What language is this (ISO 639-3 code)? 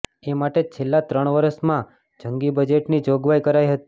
guj